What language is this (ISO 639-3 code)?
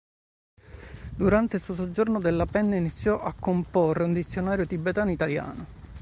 ita